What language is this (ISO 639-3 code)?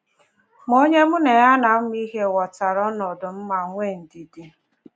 ibo